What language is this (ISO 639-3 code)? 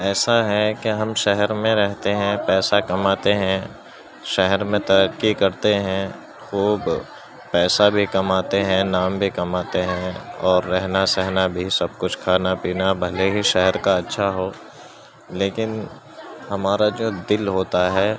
urd